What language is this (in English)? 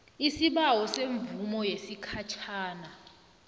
South Ndebele